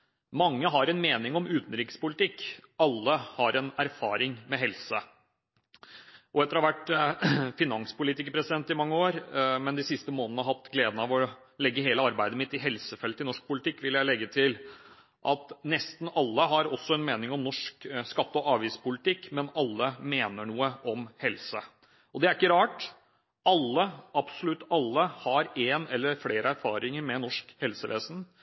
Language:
Norwegian Bokmål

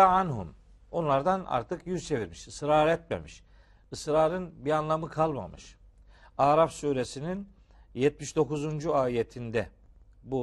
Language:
Turkish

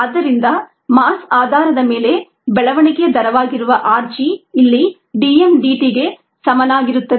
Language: Kannada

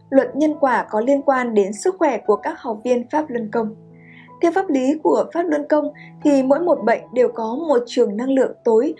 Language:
Vietnamese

